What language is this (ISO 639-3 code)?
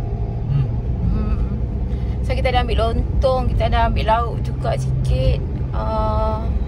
msa